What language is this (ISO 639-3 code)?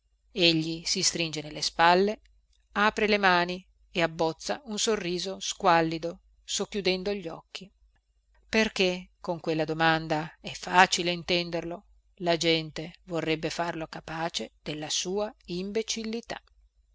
ita